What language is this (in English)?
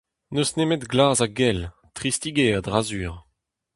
Breton